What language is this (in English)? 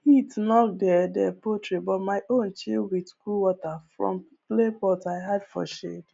Nigerian Pidgin